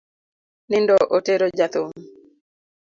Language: Luo (Kenya and Tanzania)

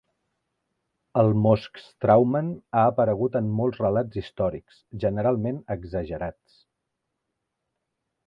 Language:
Catalan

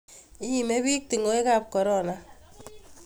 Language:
Kalenjin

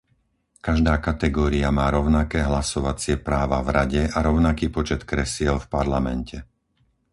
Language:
Slovak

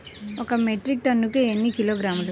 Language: Telugu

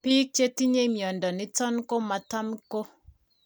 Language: Kalenjin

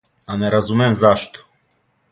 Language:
Serbian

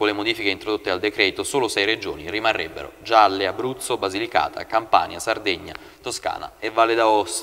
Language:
Italian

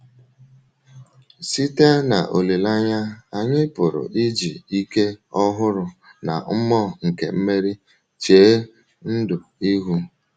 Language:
Igbo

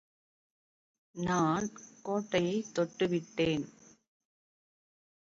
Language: Tamil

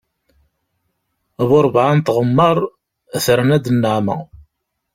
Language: Kabyle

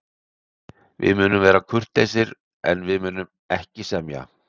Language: Icelandic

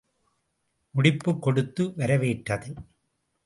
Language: Tamil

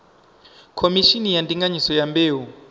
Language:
Venda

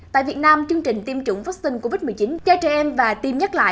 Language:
Vietnamese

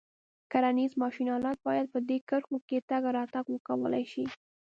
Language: Pashto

